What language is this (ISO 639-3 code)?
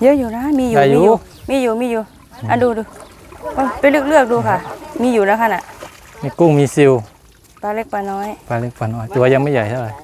tha